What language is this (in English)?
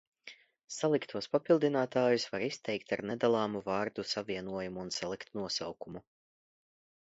Latvian